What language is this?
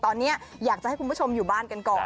Thai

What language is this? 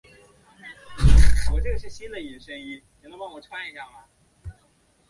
Chinese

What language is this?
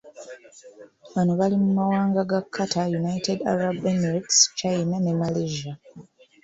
Ganda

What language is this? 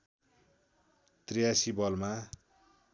Nepali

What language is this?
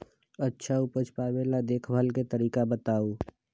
Magahi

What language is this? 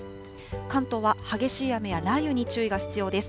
Japanese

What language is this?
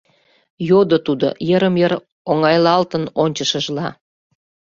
Mari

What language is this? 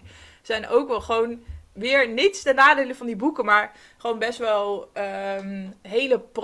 Dutch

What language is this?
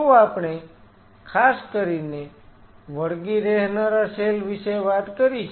Gujarati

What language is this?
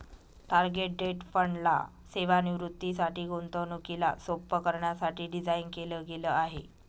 Marathi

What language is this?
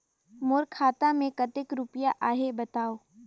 Chhattisgarhi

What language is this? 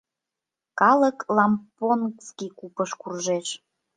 Mari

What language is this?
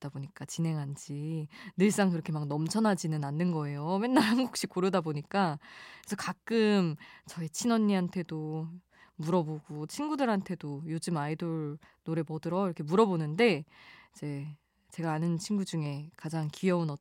Korean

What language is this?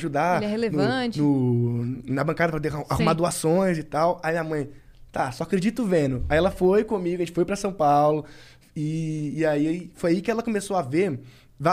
Portuguese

